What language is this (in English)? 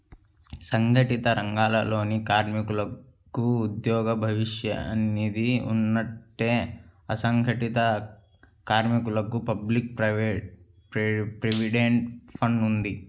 Telugu